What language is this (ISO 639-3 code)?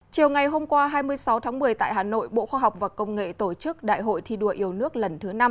vie